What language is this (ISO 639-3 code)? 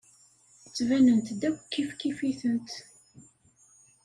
kab